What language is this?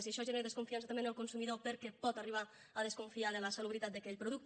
Catalan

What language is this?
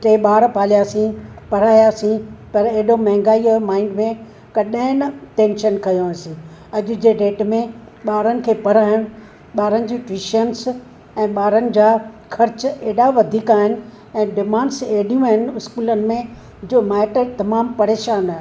Sindhi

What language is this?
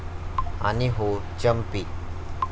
Marathi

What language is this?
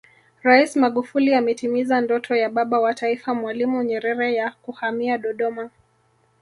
Swahili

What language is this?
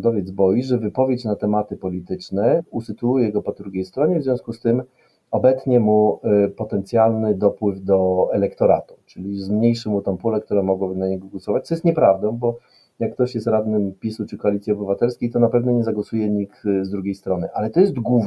Polish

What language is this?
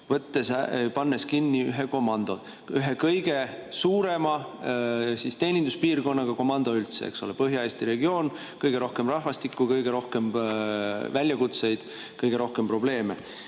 Estonian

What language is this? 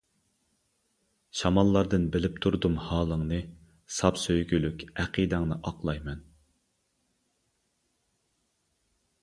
Uyghur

